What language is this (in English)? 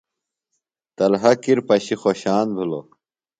Phalura